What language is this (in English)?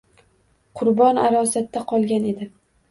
Uzbek